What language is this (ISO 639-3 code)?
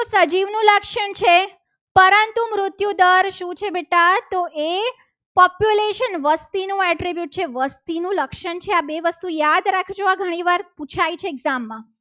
guj